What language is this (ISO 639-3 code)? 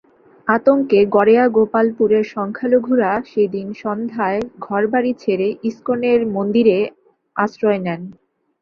ben